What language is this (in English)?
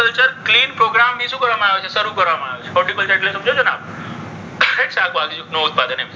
Gujarati